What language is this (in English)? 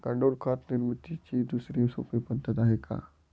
Marathi